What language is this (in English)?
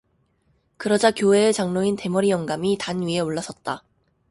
Korean